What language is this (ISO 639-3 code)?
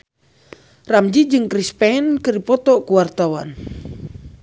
sun